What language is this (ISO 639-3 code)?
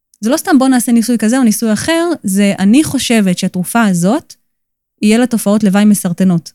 heb